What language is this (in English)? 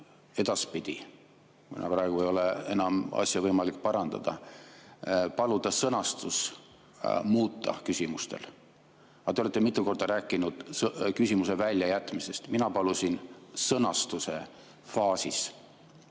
Estonian